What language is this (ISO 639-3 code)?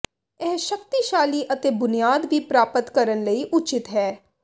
pan